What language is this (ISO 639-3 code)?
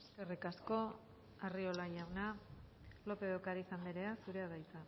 eus